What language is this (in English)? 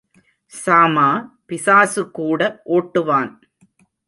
Tamil